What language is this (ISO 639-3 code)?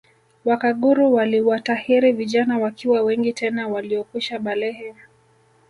swa